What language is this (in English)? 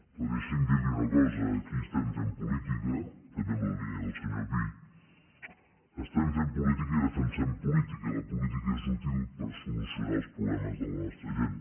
Catalan